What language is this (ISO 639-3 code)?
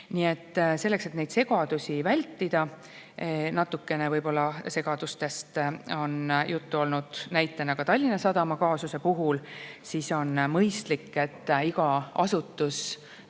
est